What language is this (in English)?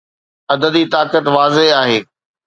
Sindhi